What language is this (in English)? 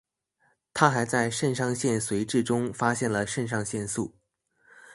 Chinese